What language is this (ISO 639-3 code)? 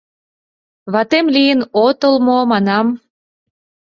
chm